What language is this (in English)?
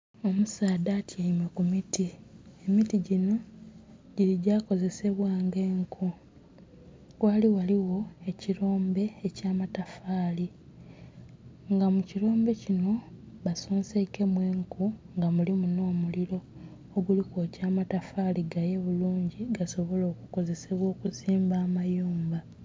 Soga